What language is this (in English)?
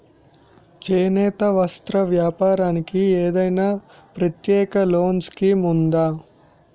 Telugu